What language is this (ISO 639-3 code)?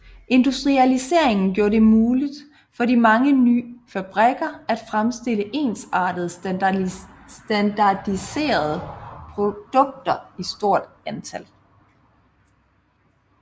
dan